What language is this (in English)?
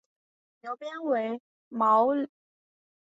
Chinese